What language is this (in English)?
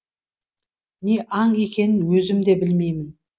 Kazakh